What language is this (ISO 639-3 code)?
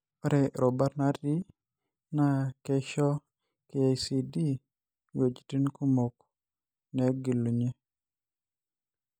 mas